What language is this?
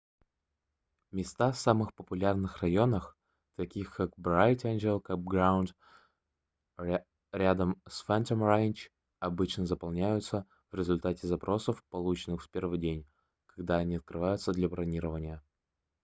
Russian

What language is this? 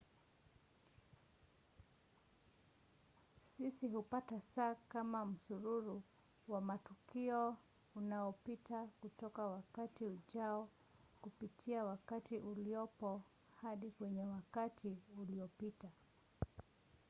Swahili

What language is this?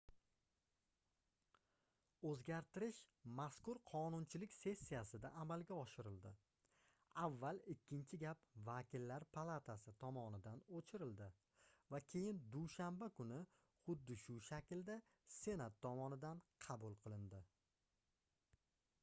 Uzbek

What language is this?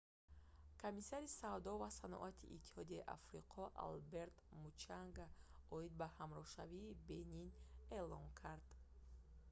Tajik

